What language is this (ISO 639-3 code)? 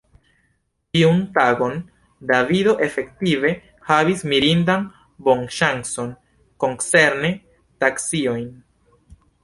epo